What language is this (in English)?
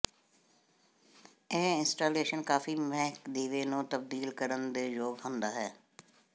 Punjabi